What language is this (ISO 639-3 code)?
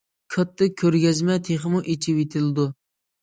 uig